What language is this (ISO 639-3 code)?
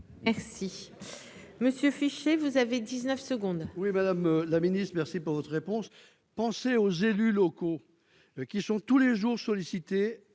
fra